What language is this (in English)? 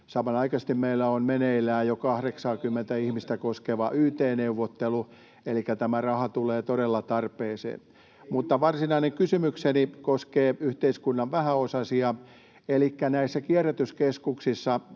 Finnish